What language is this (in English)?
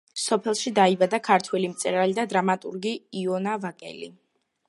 Georgian